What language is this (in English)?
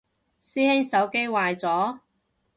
Cantonese